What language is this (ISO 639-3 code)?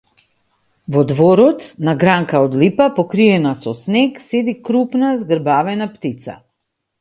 mkd